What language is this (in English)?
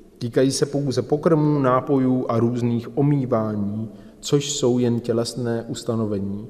Czech